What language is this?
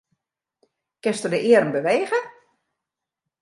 Western Frisian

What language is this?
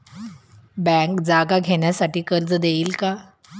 Marathi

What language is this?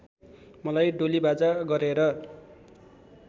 Nepali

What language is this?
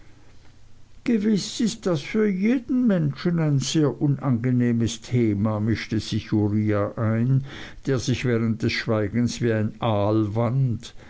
German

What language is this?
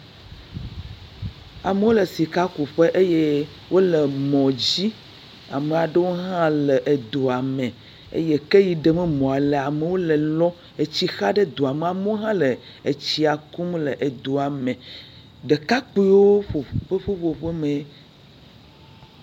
Ewe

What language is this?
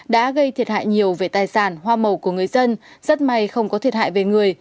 Vietnamese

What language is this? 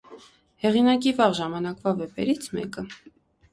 Armenian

